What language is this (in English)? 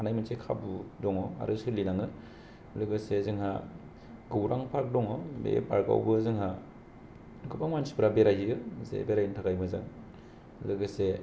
Bodo